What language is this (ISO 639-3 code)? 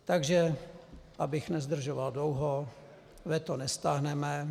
ces